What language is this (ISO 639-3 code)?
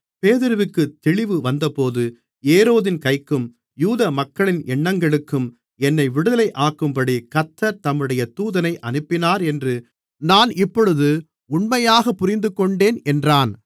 tam